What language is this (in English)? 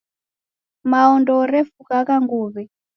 Taita